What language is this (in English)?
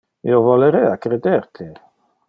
Interlingua